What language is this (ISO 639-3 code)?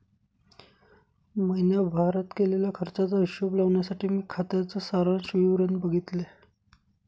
mar